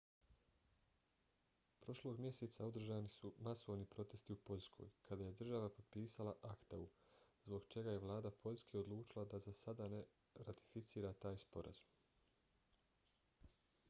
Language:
Bosnian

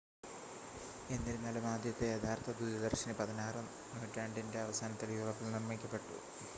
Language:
Malayalam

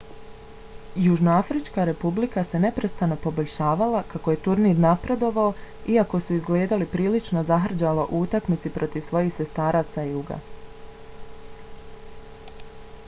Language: Bosnian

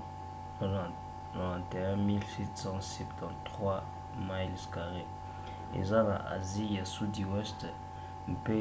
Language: Lingala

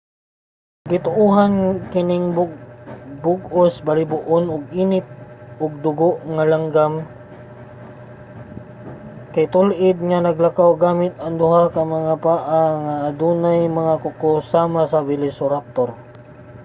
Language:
Cebuano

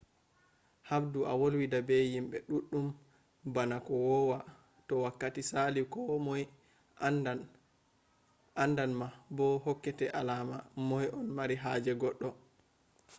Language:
Fula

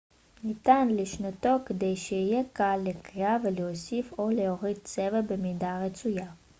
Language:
Hebrew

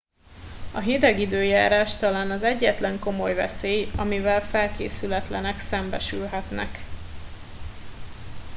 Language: Hungarian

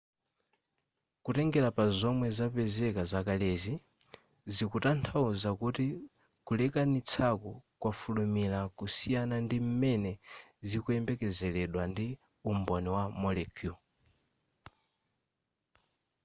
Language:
Nyanja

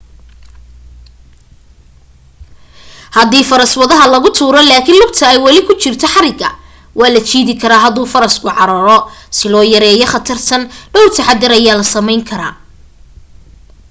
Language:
Somali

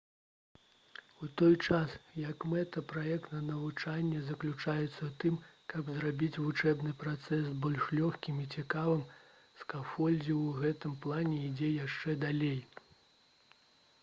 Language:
Belarusian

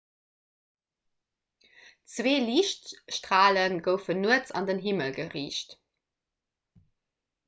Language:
Luxembourgish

